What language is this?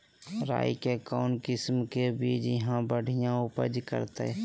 Magahi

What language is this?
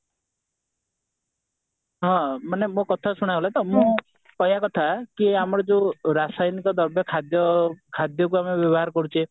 Odia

